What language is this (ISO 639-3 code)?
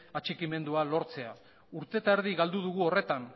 eus